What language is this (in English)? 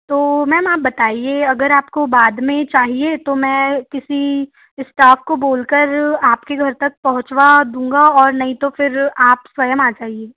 Hindi